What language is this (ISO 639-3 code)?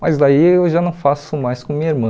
por